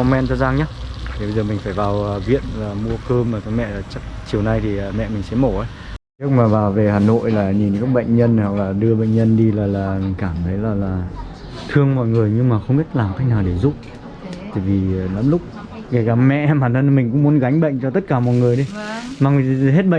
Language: Vietnamese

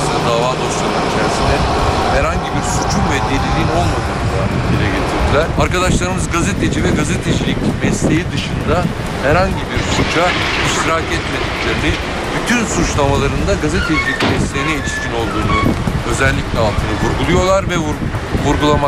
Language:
Turkish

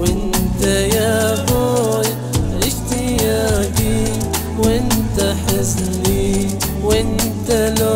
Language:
Arabic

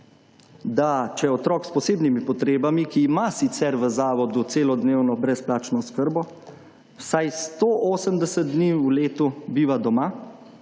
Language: Slovenian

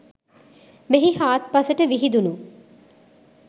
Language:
Sinhala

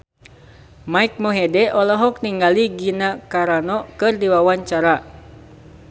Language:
Sundanese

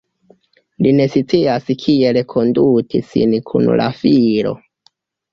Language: Esperanto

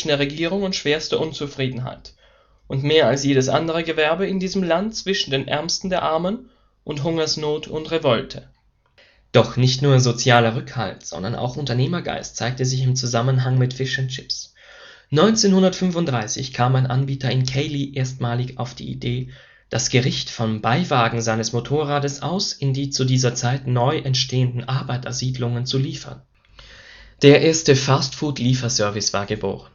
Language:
German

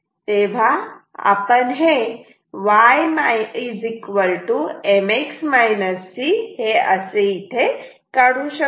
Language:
Marathi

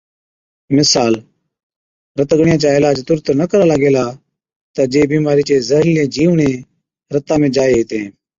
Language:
Od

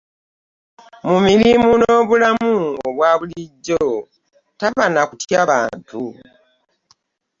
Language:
Ganda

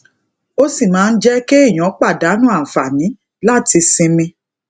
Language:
Yoruba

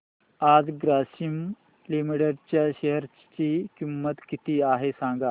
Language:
Marathi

